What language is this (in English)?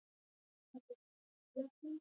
Pashto